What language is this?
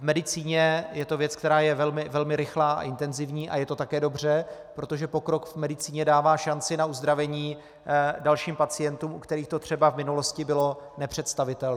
Czech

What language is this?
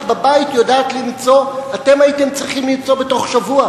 Hebrew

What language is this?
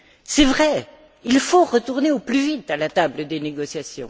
French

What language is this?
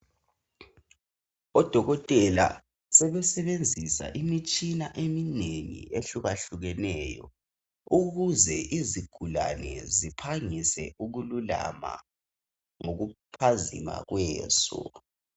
North Ndebele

